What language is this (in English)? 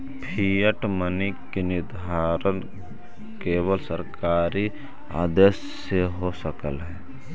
Magahi